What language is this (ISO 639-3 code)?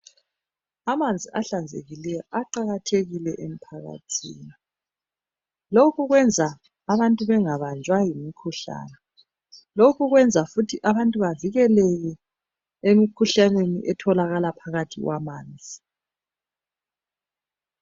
nde